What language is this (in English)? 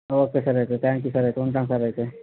Telugu